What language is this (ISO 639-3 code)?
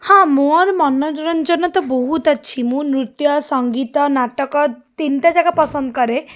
ori